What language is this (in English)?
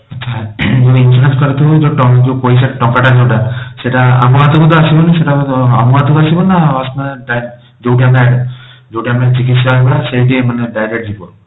Odia